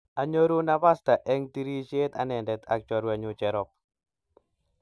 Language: Kalenjin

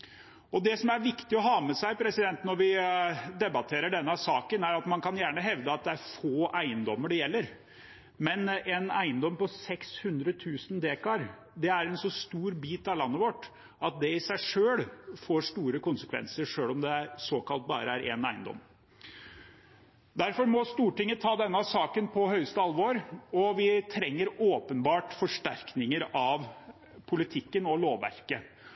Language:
Norwegian Bokmål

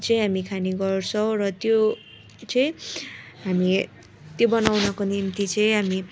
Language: Nepali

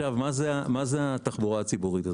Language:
Hebrew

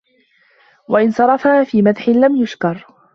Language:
Arabic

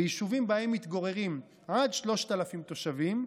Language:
Hebrew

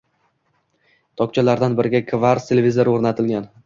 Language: Uzbek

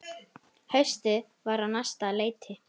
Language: Icelandic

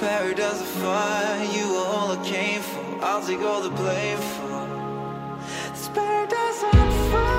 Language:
Danish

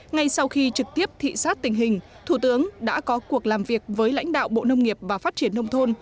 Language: Vietnamese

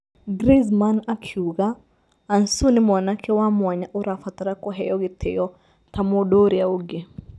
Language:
Kikuyu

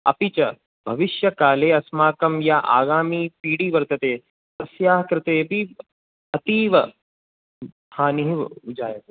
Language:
Sanskrit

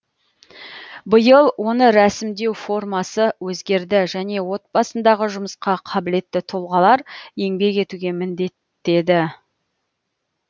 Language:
Kazakh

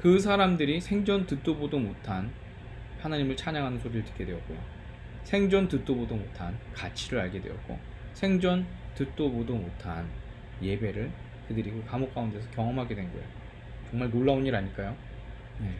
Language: Korean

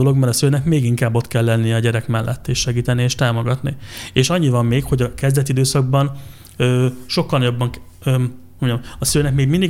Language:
Hungarian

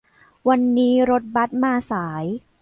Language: Thai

